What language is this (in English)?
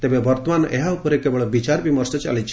Odia